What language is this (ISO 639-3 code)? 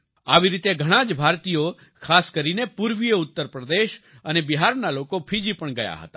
guj